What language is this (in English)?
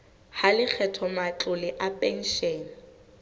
Southern Sotho